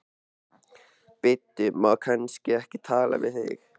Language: Icelandic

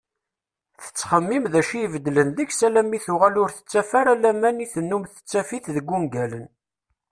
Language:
Kabyle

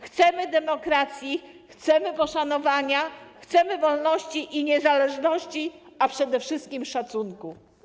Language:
Polish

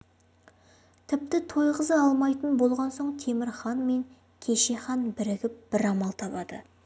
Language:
Kazakh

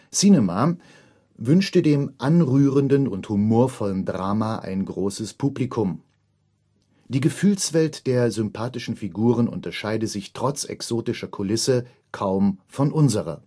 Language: German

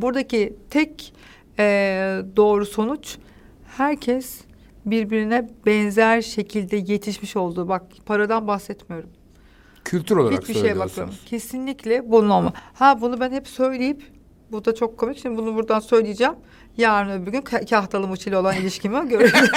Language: Turkish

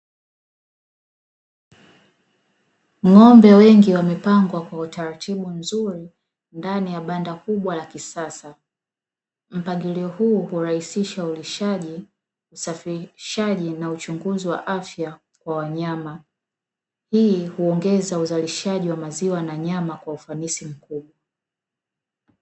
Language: Swahili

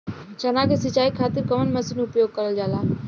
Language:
Bhojpuri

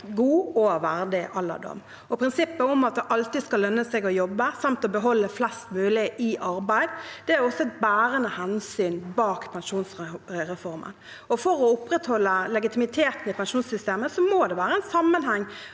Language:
Norwegian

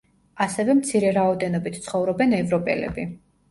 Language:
Georgian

